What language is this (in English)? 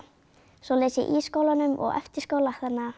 Icelandic